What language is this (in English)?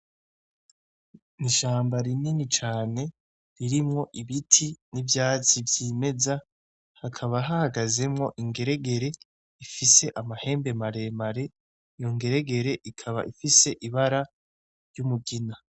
Rundi